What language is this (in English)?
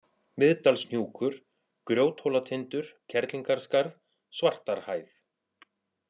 Icelandic